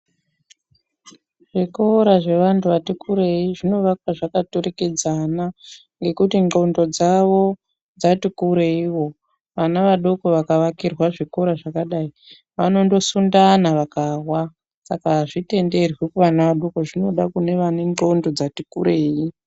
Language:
Ndau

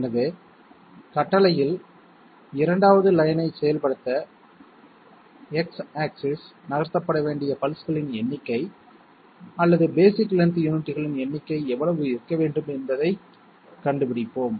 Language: Tamil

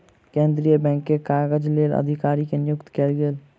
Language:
Maithili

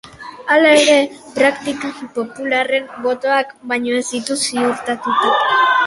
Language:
Basque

